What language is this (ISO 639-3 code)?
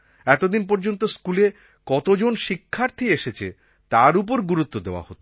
ben